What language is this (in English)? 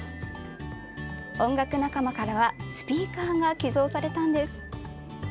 Japanese